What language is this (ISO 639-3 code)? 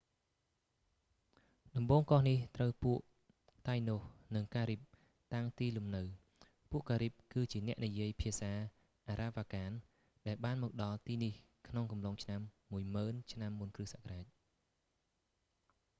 khm